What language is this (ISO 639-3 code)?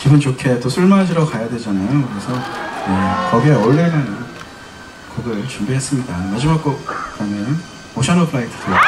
kor